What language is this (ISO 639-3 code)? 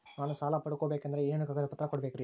kan